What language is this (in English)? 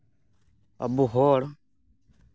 Santali